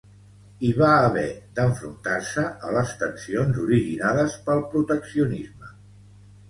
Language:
Catalan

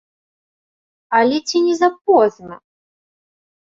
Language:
Belarusian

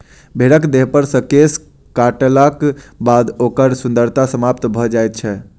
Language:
Maithili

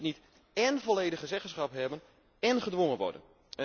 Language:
Dutch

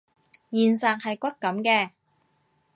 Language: Cantonese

